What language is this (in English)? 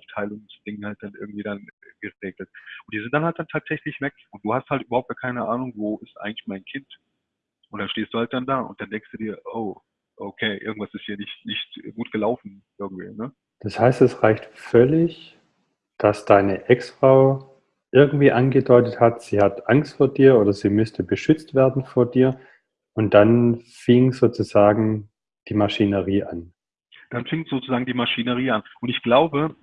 German